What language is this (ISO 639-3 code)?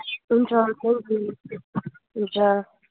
nep